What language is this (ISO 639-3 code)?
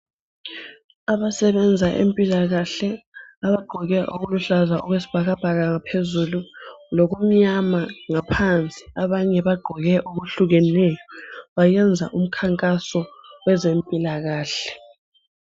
nde